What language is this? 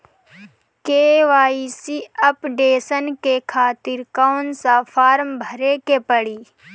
Bhojpuri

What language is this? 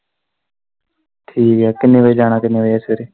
Punjabi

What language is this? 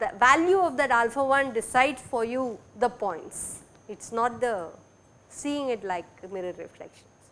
English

